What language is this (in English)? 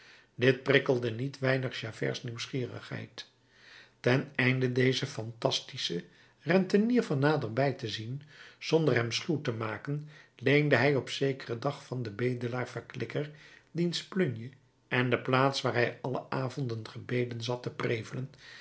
Dutch